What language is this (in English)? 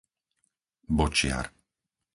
Slovak